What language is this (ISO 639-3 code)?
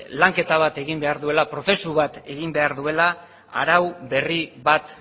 eus